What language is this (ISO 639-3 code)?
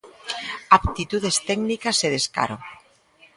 glg